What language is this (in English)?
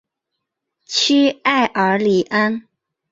Chinese